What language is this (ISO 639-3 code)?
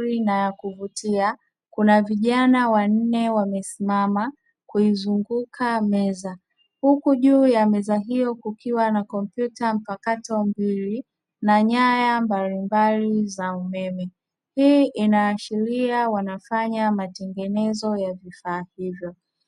swa